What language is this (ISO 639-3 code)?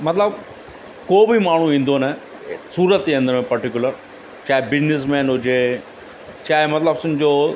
snd